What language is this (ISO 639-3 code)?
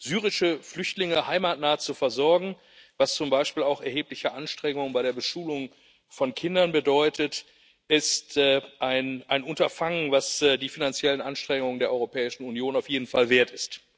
deu